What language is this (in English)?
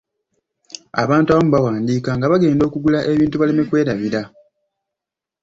Ganda